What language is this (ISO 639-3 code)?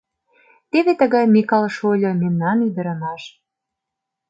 chm